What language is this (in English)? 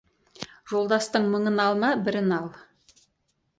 Kazakh